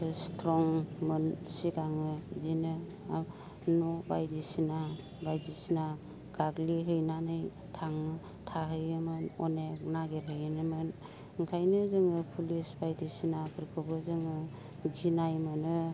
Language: Bodo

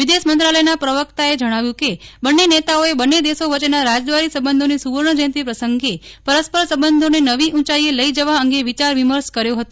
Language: Gujarati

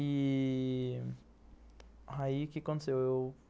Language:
Portuguese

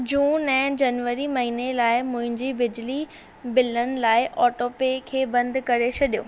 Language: Sindhi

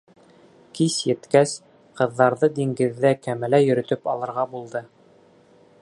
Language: Bashkir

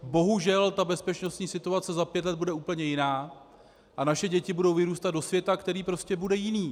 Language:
Czech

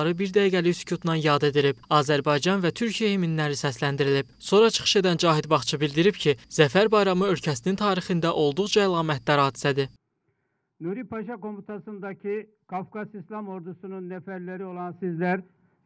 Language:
Turkish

